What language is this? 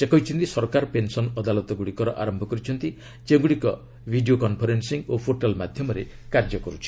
Odia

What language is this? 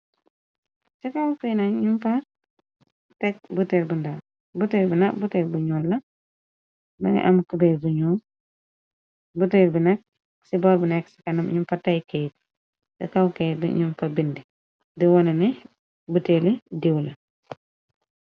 Wolof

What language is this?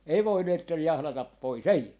Finnish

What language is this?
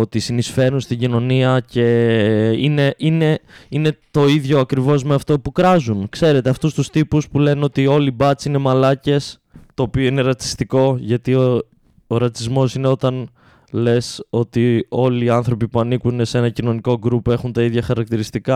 Greek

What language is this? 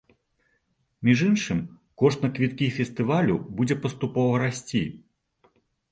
Belarusian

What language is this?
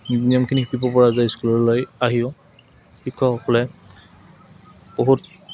Assamese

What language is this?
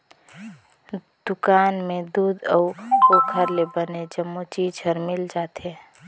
Chhattisgarhi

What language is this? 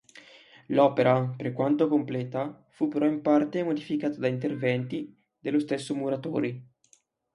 Italian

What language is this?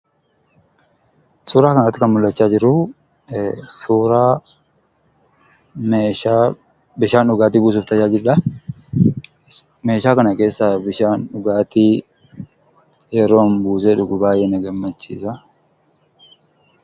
Oromo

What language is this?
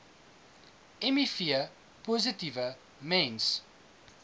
Afrikaans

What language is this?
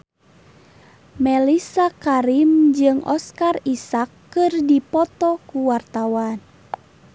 Sundanese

